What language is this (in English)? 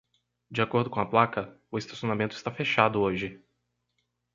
Portuguese